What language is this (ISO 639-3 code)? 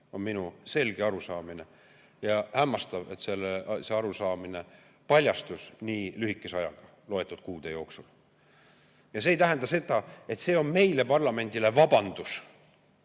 est